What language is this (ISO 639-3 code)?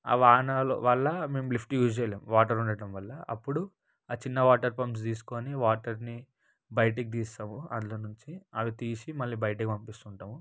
tel